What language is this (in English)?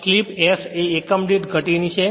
Gujarati